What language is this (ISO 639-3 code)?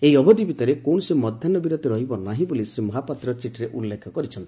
ori